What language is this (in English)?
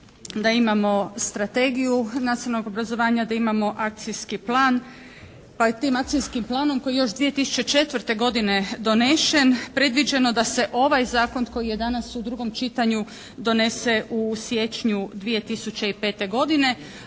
Croatian